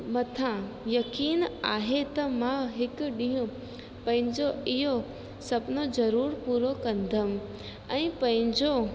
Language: Sindhi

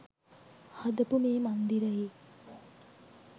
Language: Sinhala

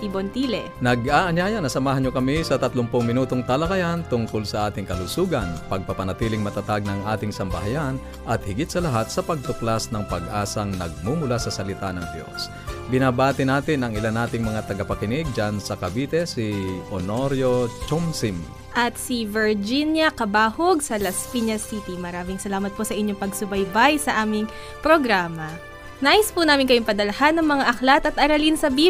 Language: Filipino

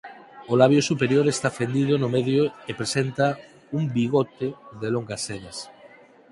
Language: Galician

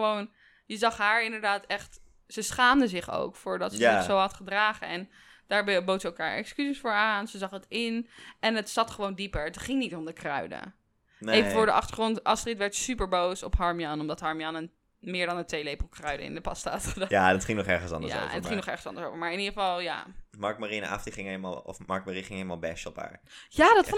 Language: Dutch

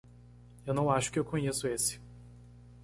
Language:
Portuguese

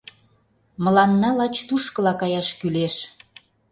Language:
Mari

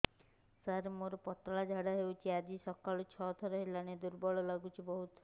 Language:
Odia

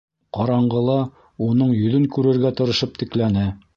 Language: Bashkir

